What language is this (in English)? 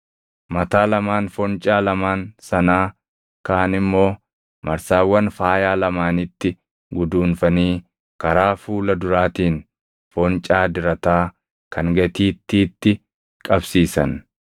Oromo